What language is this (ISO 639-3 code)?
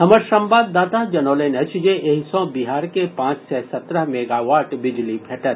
mai